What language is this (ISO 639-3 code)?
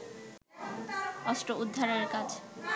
ben